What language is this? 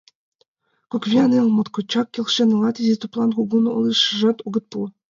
Mari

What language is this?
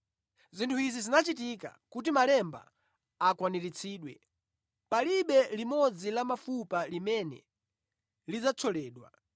Nyanja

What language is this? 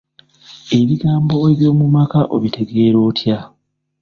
Ganda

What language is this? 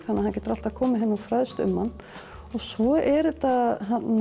Icelandic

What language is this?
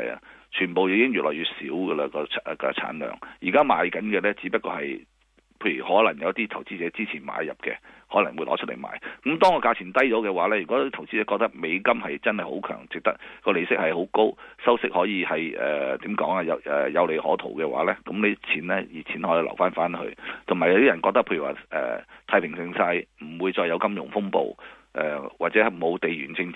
Chinese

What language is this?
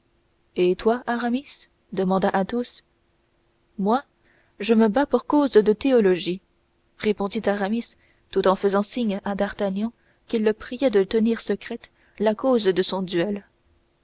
French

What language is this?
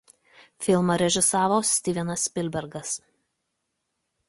Lithuanian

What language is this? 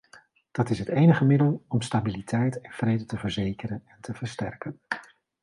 Dutch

